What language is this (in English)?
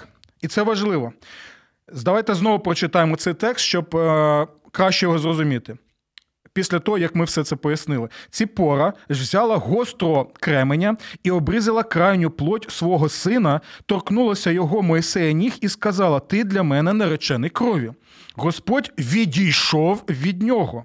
Ukrainian